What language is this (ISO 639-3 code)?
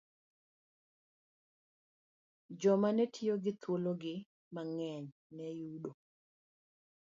luo